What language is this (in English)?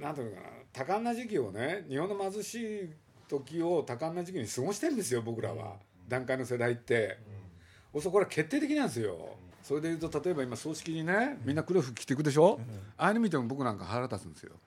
Japanese